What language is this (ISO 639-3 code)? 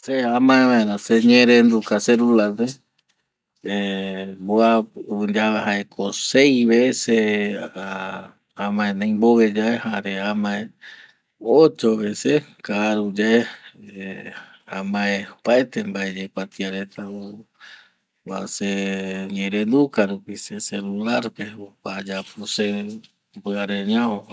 gui